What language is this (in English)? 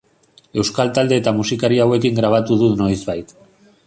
Basque